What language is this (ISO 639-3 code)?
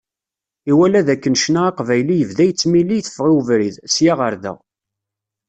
kab